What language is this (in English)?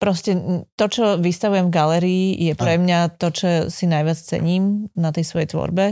Slovak